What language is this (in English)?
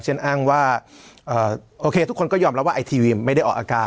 Thai